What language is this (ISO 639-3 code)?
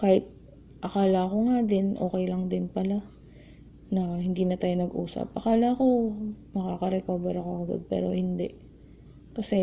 fil